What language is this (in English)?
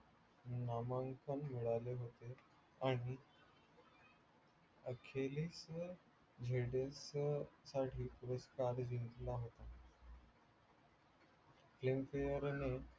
Marathi